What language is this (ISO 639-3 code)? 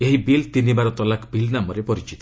ori